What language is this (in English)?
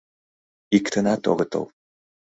Mari